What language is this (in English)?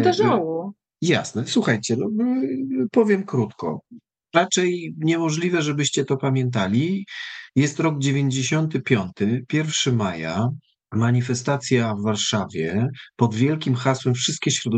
Polish